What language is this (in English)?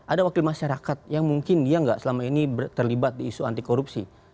Indonesian